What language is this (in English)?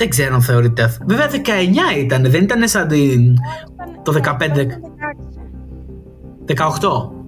Greek